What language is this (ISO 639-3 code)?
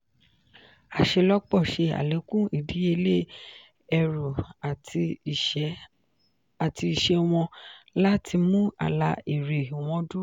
yor